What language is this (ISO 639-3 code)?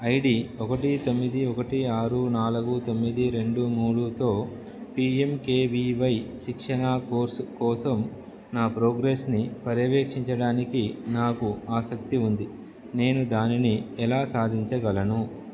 tel